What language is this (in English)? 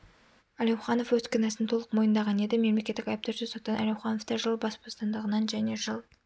Kazakh